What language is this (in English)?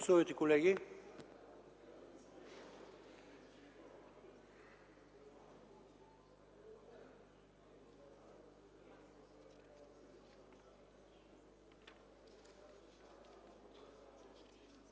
Bulgarian